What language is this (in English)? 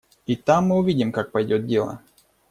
Russian